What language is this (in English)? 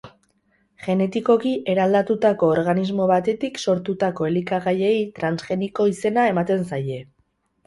Basque